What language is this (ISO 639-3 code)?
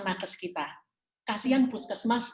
ind